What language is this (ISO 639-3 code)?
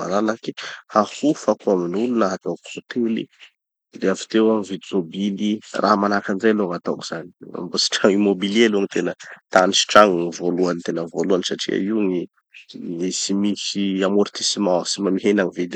txy